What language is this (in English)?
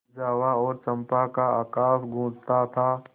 Hindi